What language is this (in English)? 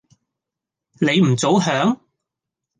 Cantonese